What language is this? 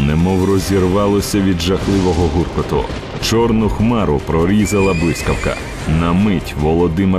Ukrainian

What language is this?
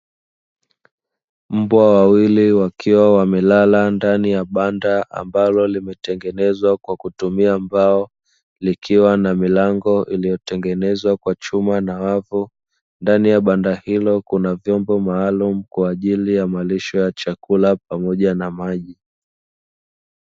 Swahili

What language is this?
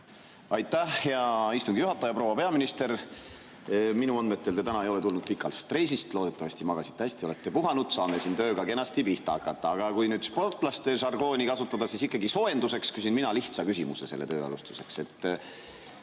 Estonian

